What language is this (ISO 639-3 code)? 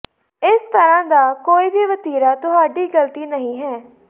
pan